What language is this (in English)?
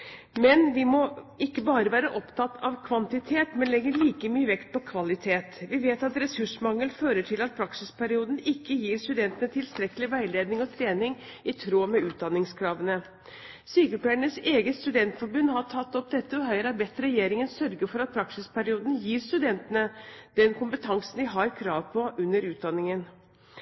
Norwegian Bokmål